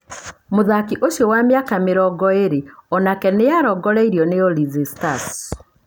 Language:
Kikuyu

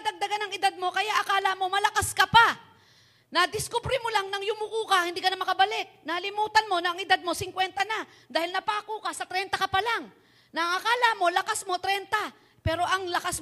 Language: Filipino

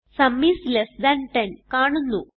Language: Malayalam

